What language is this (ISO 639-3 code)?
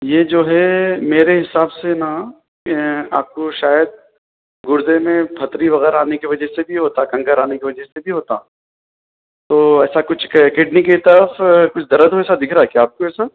urd